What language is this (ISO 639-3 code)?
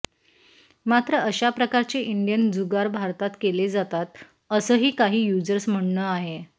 mar